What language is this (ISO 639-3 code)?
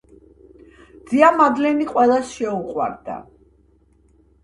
kat